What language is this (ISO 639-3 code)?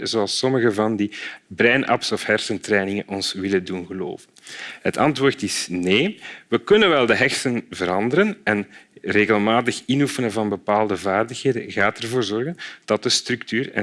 nld